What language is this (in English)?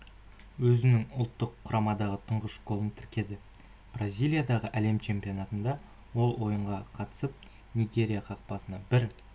Kazakh